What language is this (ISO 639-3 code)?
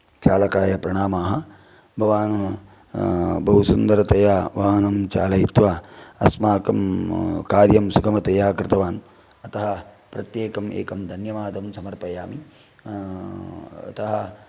san